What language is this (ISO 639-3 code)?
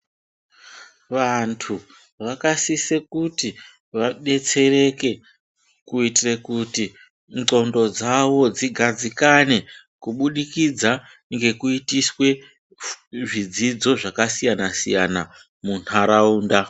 ndc